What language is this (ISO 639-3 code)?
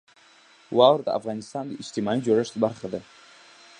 pus